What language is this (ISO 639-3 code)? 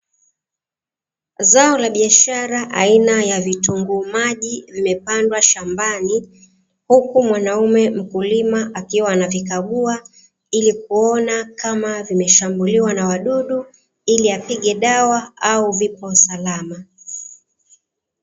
swa